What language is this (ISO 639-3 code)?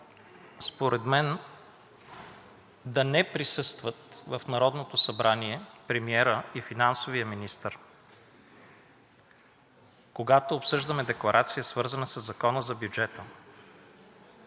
bul